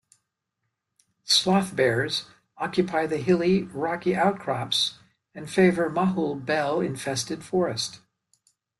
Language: English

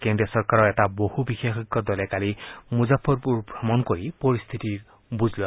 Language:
Assamese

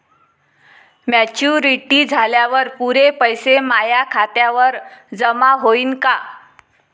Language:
Marathi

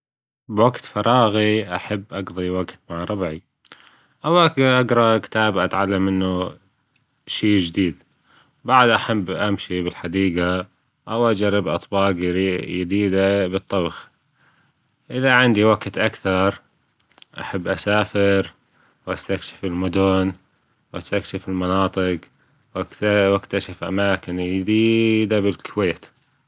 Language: Gulf Arabic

